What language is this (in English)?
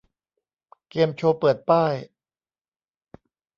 Thai